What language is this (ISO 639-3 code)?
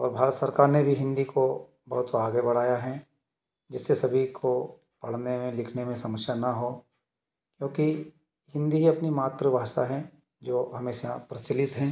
hin